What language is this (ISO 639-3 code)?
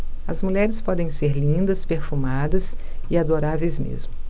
por